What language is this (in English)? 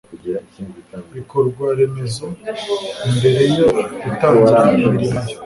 Kinyarwanda